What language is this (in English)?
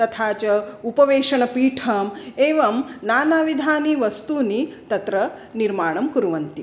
Sanskrit